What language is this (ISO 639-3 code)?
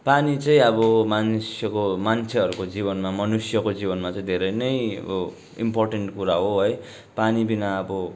nep